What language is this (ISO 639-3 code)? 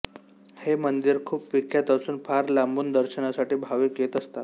mar